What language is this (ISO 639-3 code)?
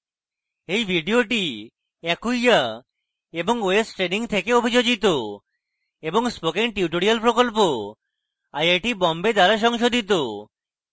ben